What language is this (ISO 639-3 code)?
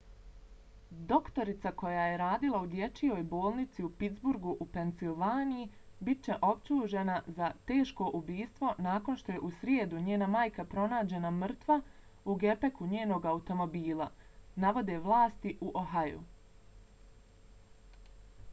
bos